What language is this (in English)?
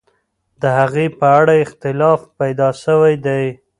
Pashto